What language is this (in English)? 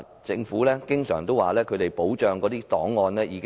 Cantonese